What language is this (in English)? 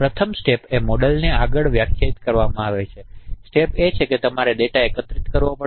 Gujarati